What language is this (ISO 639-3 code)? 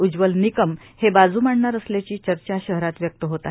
mar